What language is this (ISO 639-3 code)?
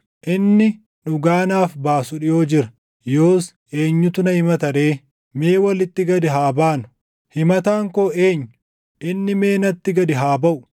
orm